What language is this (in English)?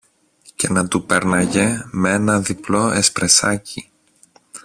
Greek